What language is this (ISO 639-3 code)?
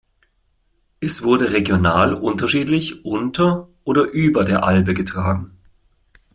deu